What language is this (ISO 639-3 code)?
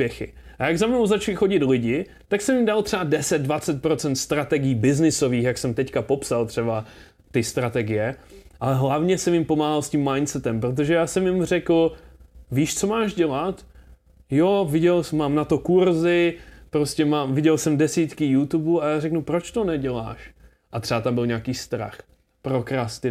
ces